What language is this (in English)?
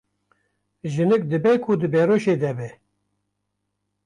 Kurdish